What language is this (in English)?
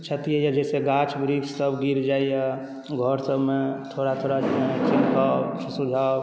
Maithili